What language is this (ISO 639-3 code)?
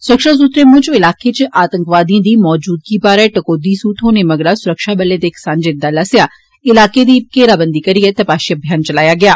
doi